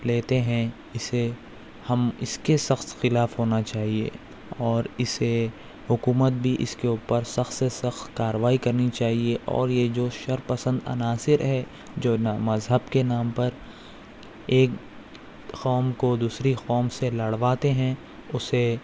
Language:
Urdu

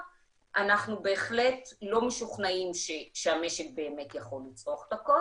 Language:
Hebrew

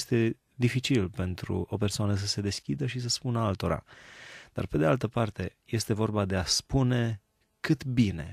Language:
Romanian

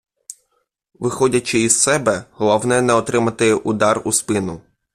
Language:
Ukrainian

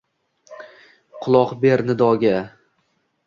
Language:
Uzbek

